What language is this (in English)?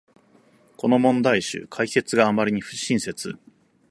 Japanese